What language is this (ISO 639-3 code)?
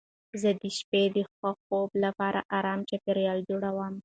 pus